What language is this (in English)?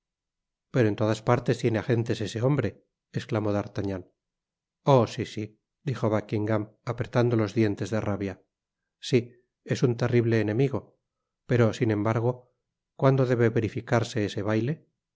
Spanish